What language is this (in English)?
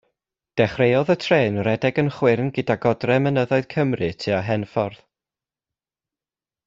Welsh